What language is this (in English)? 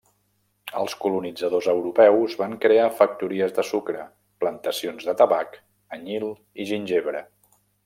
Catalan